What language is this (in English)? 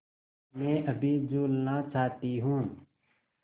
Hindi